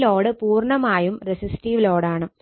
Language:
Malayalam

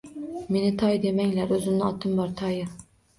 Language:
Uzbek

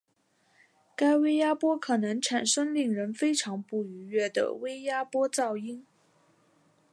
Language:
Chinese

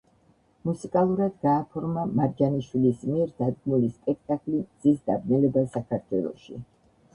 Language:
Georgian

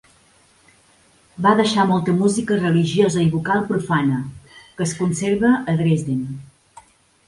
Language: Catalan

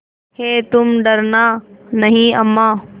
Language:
Hindi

